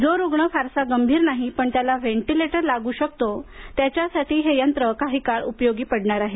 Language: Marathi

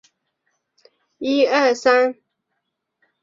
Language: Chinese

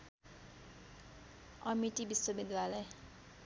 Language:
Nepali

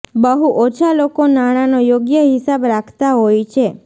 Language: Gujarati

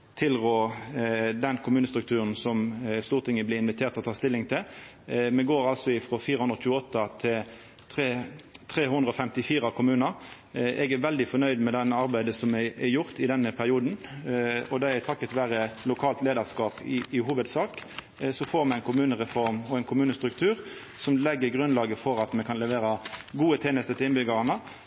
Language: Norwegian Nynorsk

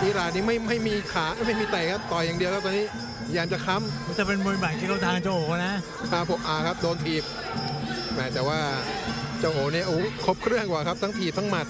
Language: Thai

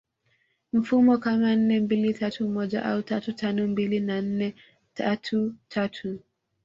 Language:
Swahili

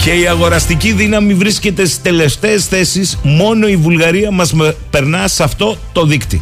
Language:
Greek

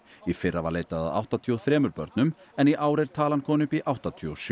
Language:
Icelandic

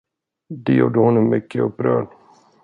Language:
Swedish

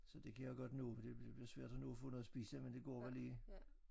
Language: Danish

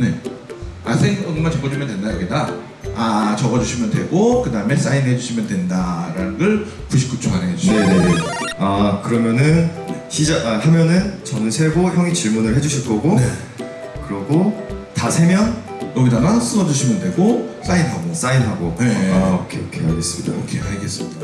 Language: Korean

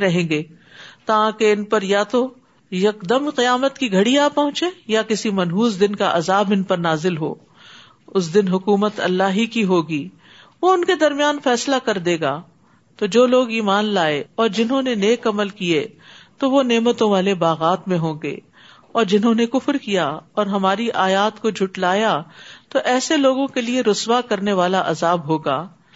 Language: Urdu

